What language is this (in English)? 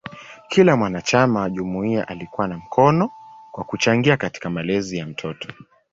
Swahili